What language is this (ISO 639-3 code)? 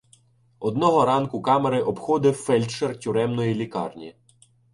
ukr